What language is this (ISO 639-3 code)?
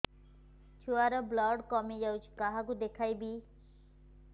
ori